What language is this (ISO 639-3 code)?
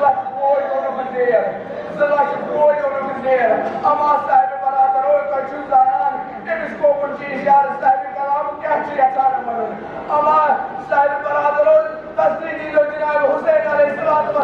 ara